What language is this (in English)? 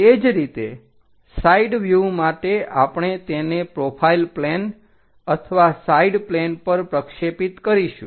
Gujarati